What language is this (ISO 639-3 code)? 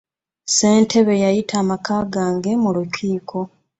lug